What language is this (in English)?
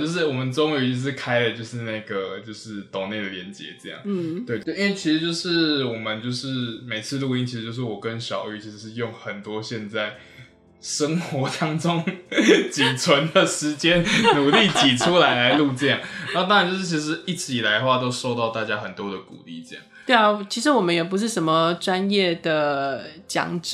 Chinese